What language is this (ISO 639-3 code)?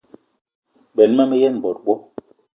eto